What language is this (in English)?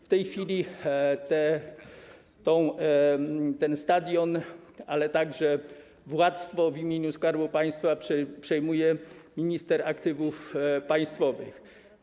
Polish